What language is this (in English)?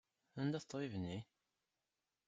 Kabyle